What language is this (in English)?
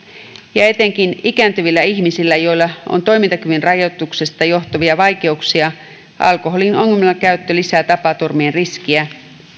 Finnish